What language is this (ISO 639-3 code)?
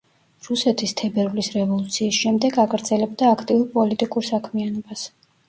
kat